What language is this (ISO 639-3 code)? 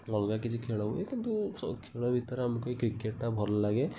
ori